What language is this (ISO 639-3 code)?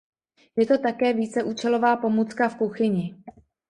ces